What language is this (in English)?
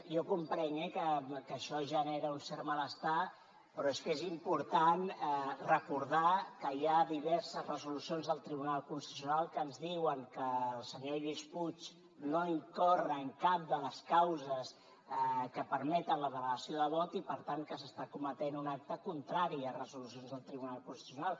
Catalan